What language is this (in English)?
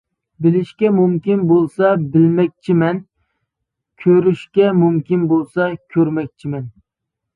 Uyghur